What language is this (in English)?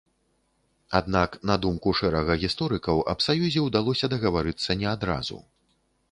Belarusian